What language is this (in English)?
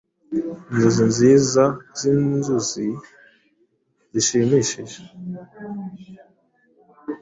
Kinyarwanda